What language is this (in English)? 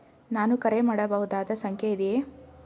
Kannada